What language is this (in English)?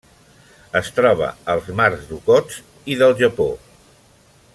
Catalan